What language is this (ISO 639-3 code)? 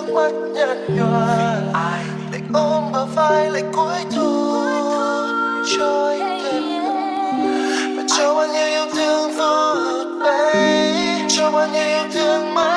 vie